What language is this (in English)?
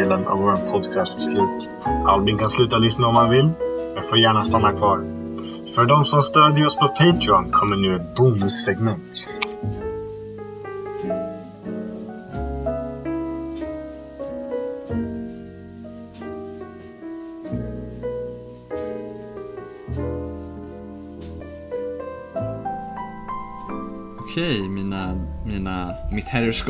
Swedish